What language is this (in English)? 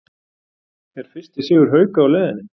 Icelandic